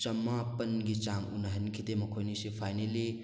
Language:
Manipuri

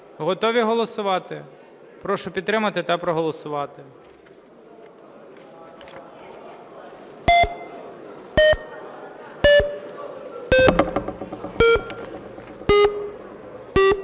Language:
Ukrainian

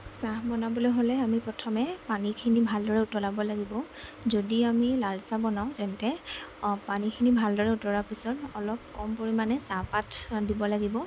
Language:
Assamese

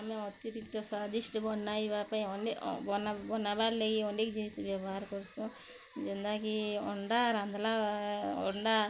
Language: Odia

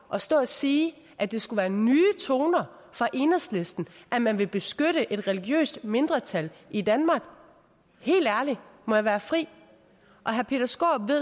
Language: Danish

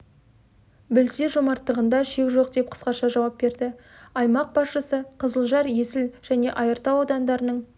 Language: Kazakh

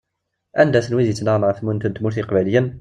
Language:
Kabyle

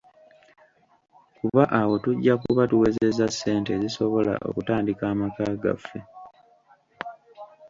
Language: Ganda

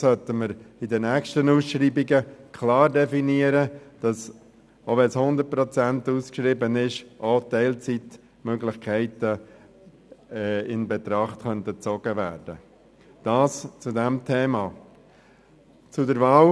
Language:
Swiss German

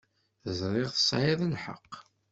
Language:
Kabyle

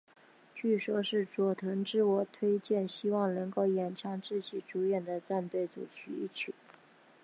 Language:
Chinese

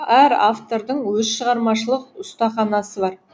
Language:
Kazakh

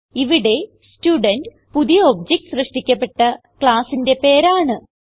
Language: Malayalam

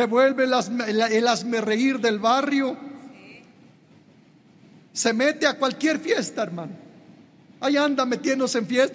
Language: Spanish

